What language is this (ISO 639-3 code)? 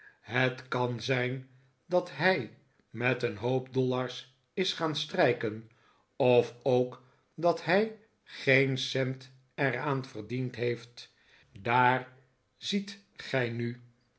nld